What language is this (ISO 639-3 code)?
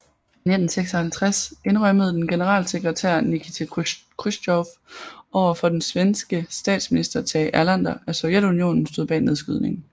dan